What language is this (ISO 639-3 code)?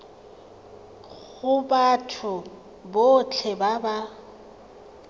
tsn